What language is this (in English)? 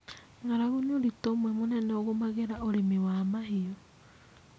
Kikuyu